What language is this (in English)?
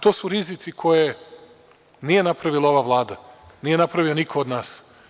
Serbian